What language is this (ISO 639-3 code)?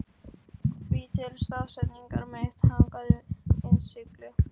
isl